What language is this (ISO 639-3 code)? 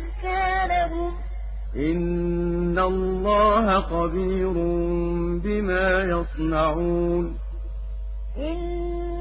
ara